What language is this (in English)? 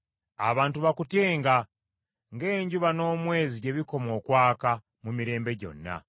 Ganda